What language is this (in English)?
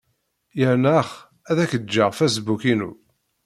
Kabyle